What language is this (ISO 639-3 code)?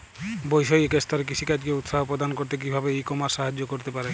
ben